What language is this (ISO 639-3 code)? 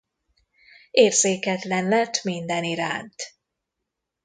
hun